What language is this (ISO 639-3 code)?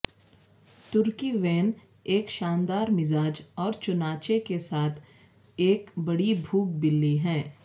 urd